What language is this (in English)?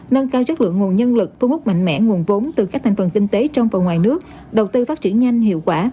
Vietnamese